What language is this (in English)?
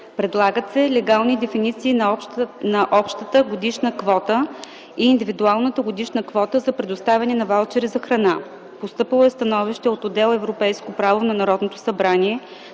Bulgarian